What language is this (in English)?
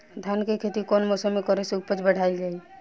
Bhojpuri